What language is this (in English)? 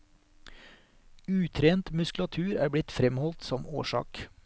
Norwegian